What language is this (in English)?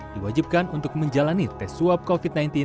Indonesian